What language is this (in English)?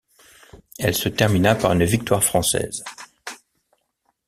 French